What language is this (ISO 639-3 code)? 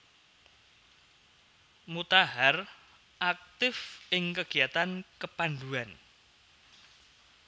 jav